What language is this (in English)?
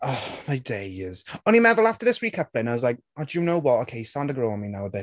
Welsh